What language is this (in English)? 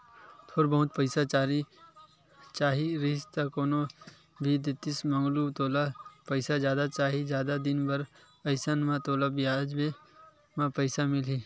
Chhattisgarhi